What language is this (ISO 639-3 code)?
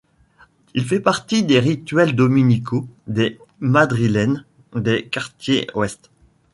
fra